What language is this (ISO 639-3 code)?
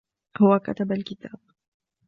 ara